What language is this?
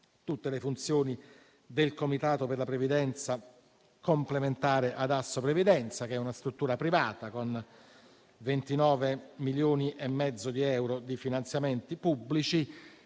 Italian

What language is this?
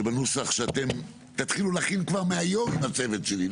Hebrew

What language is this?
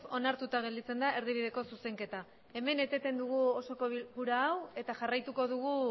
Basque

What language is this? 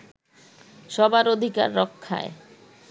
Bangla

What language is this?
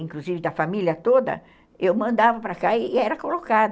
Portuguese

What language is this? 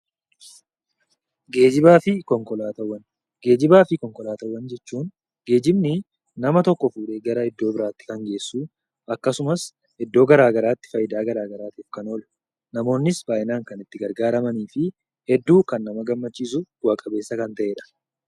Oromo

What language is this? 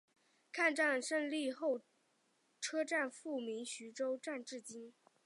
Chinese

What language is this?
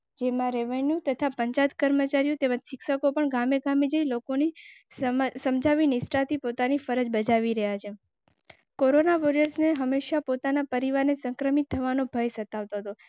Gujarati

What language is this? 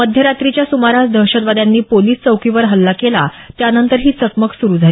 Marathi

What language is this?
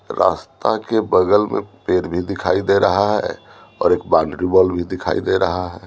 Hindi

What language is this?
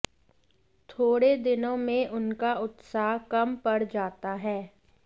Sanskrit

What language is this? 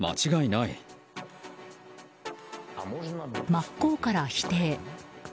Japanese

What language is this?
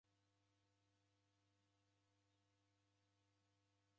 Taita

